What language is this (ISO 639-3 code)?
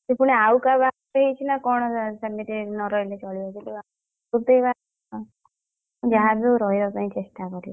ori